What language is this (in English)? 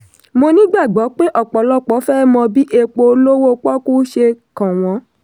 Yoruba